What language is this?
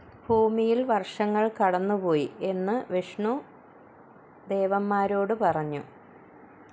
Malayalam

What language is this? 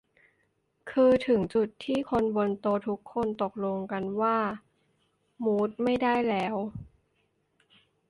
Thai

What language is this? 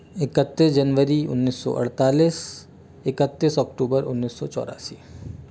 Hindi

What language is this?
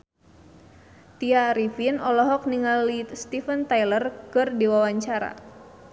Sundanese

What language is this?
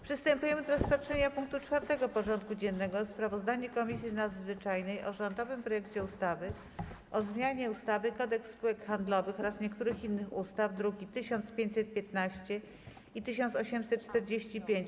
Polish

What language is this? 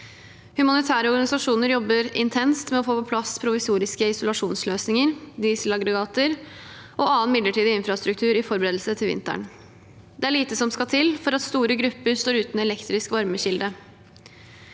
Norwegian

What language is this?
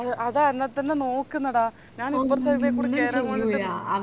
Malayalam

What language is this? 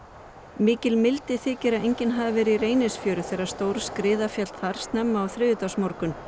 Icelandic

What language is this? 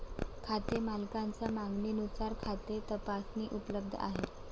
Marathi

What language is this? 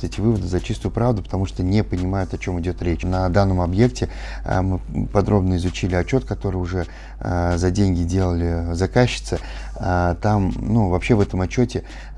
Russian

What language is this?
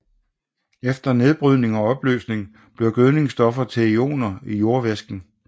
Danish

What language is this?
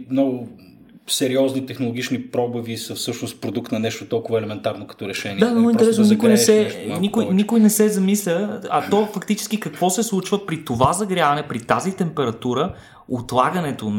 Bulgarian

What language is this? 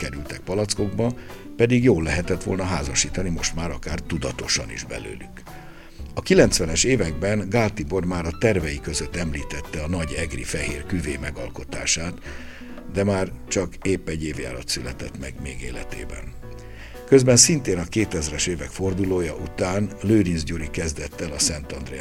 Hungarian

